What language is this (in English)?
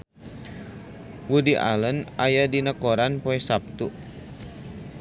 Sundanese